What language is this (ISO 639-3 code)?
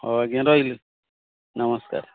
ori